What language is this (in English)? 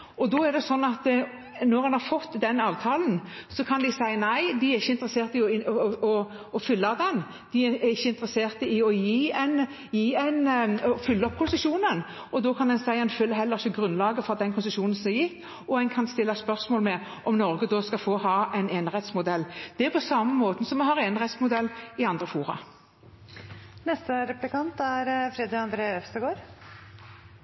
Norwegian Bokmål